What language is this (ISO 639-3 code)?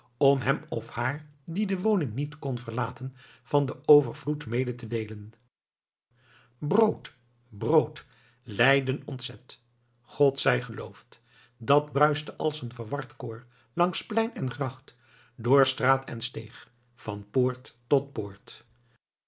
nld